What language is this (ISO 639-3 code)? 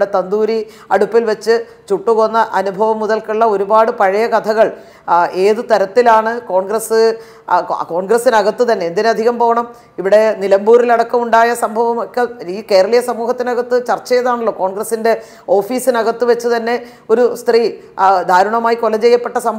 mal